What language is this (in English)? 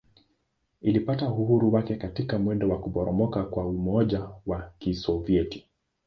Swahili